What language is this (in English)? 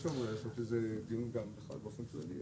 Hebrew